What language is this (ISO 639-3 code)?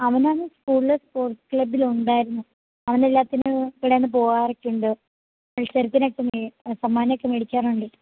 mal